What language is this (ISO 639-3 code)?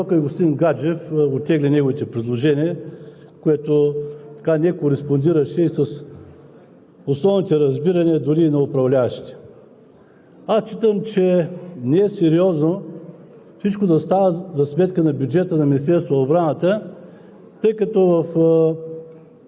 bul